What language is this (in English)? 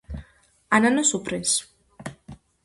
Georgian